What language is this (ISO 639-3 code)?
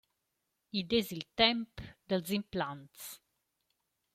roh